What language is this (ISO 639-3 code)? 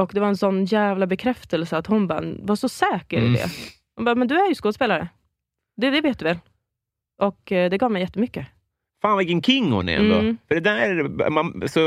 swe